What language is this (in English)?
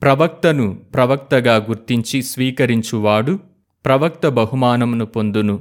Telugu